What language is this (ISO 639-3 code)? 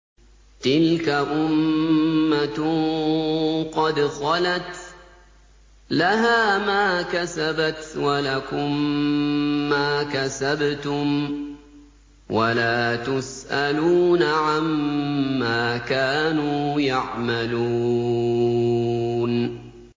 ara